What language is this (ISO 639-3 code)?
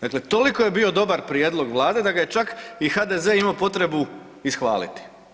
hrv